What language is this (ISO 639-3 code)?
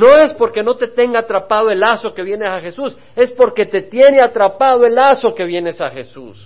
spa